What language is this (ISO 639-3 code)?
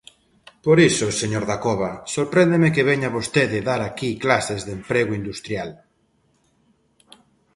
glg